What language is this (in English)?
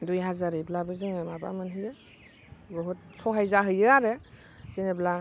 Bodo